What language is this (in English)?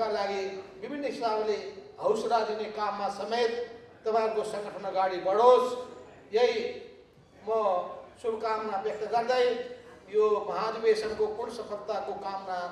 Italian